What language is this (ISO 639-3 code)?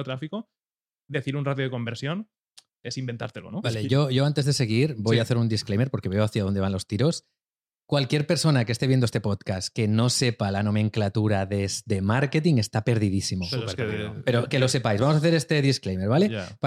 spa